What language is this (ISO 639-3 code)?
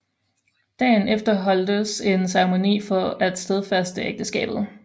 dan